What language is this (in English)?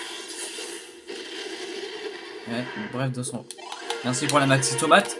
French